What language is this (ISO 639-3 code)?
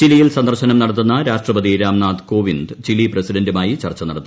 mal